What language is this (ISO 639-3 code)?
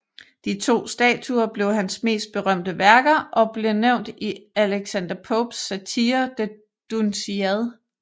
dan